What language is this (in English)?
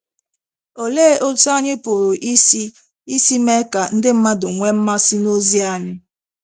Igbo